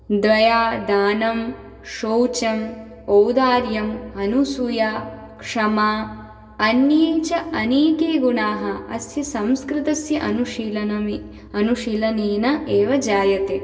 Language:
Sanskrit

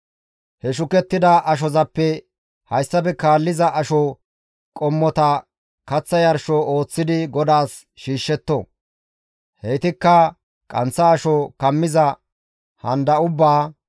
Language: Gamo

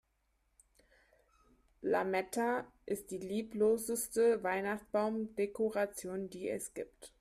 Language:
German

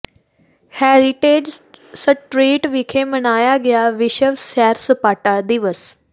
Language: Punjabi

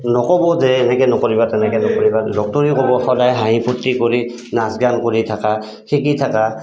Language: Assamese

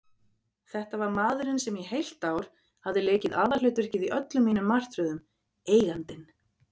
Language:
Icelandic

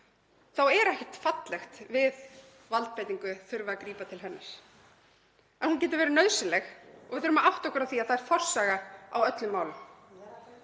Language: Icelandic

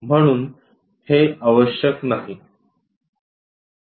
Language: Marathi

